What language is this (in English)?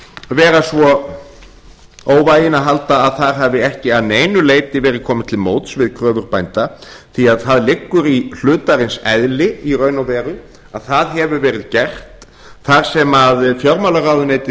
Icelandic